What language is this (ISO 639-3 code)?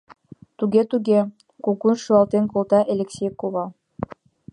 chm